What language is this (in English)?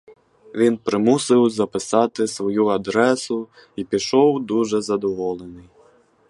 Ukrainian